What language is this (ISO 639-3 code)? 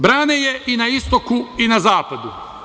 srp